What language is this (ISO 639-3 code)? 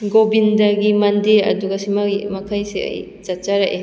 mni